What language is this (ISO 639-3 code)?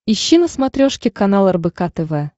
rus